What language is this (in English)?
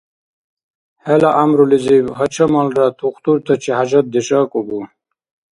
Dargwa